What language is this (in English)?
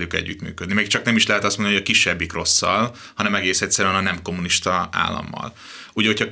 Hungarian